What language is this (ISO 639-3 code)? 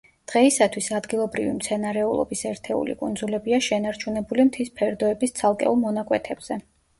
kat